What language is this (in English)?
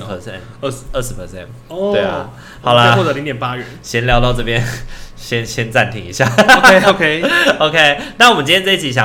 Chinese